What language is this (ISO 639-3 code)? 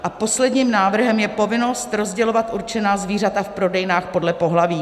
ces